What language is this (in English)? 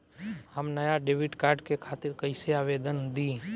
Bhojpuri